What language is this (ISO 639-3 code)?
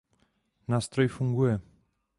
ces